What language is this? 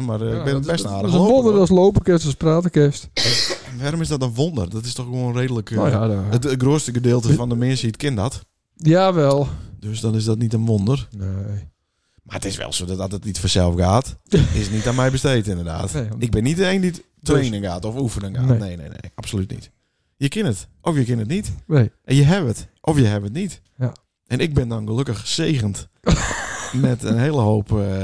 Dutch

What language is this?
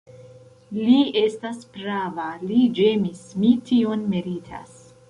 Esperanto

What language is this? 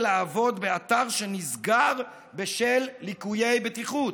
Hebrew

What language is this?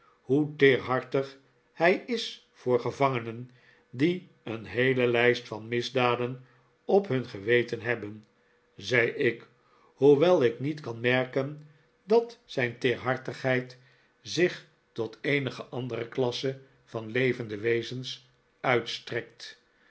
Dutch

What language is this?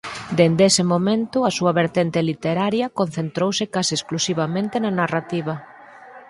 Galician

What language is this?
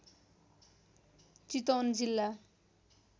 Nepali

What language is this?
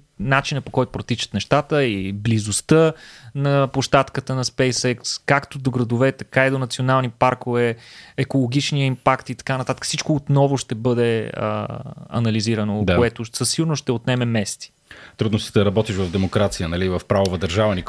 Bulgarian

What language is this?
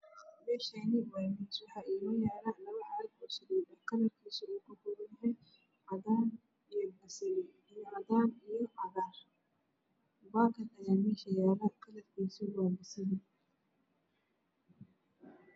Somali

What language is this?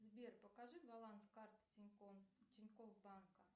Russian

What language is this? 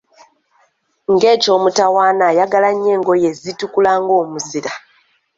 Ganda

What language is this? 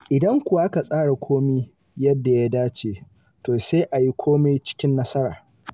Hausa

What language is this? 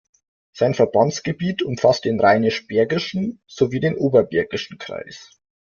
German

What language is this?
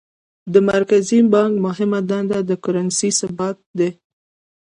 Pashto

